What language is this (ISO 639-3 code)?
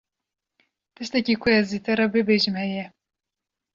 kur